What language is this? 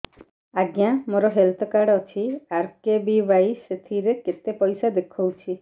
Odia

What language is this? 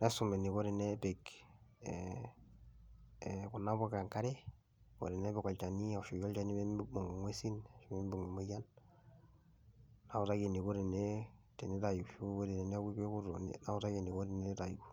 Masai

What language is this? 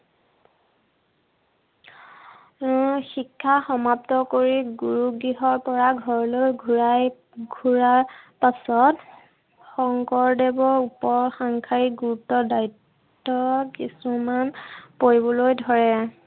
Assamese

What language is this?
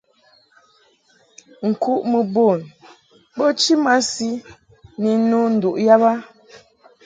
Mungaka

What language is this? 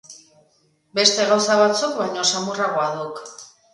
Basque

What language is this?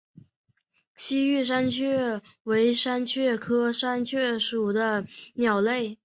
Chinese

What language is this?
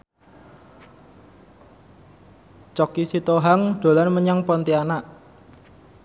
Javanese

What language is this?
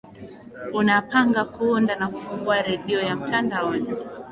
Swahili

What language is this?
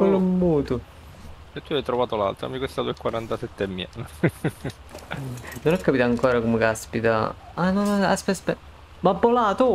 Italian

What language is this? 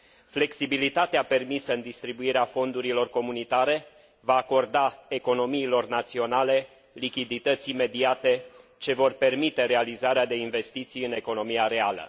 Romanian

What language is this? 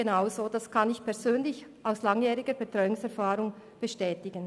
Swiss German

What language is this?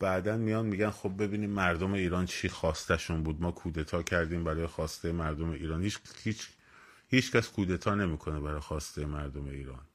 Persian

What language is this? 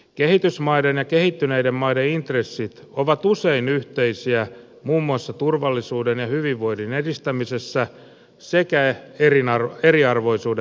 Finnish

